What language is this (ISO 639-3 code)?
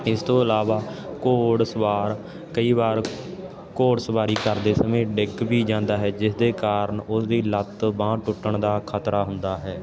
pan